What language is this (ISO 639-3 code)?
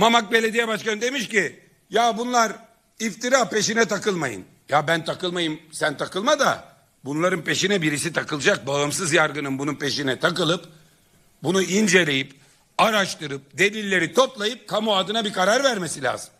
tur